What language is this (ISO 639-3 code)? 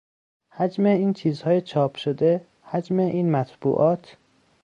fas